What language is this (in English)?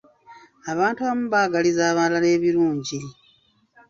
Ganda